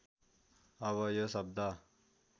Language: Nepali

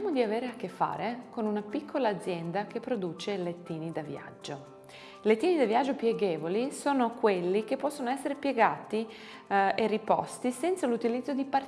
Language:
Italian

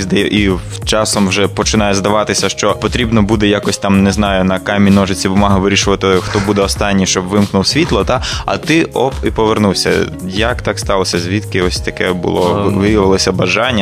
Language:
Ukrainian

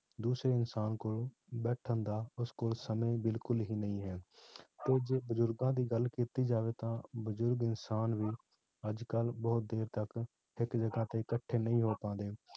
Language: Punjabi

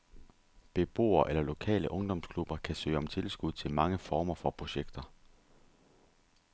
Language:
Danish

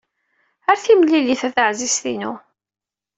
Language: Kabyle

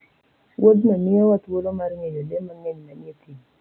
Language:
Luo (Kenya and Tanzania)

